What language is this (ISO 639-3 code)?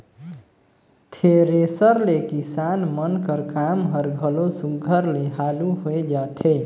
hne